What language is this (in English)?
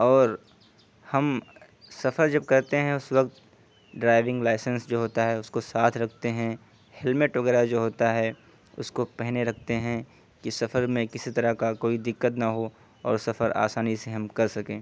Urdu